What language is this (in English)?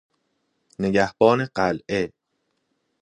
Persian